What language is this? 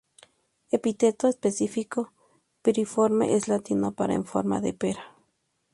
Spanish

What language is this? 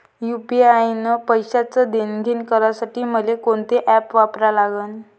Marathi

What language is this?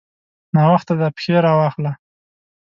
Pashto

